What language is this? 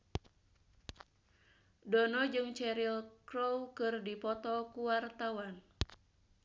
Sundanese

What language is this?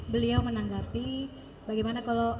Indonesian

